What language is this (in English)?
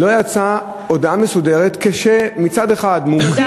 Hebrew